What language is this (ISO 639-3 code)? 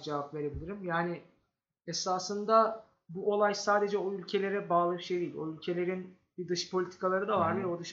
tur